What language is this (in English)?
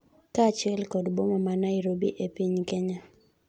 Luo (Kenya and Tanzania)